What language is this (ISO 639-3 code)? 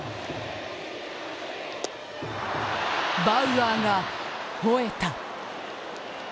jpn